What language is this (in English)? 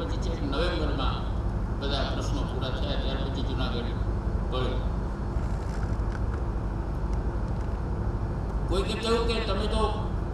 Gujarati